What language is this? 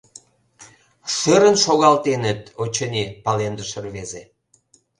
Mari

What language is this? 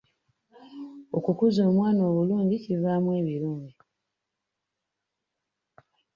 Ganda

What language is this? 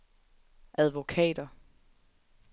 Danish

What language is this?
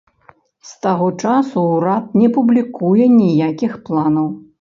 Belarusian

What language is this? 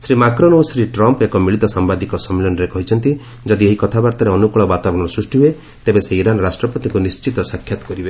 Odia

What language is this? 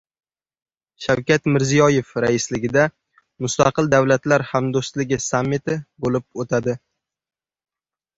Uzbek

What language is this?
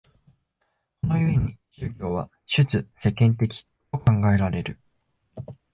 Japanese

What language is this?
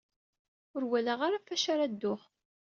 Kabyle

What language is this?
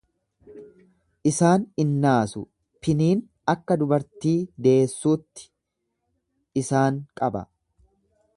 Oromo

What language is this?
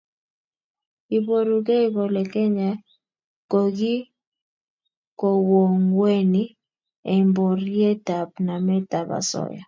Kalenjin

